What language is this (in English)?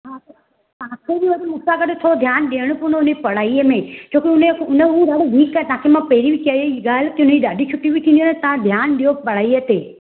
Sindhi